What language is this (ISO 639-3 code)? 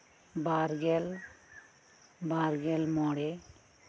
sat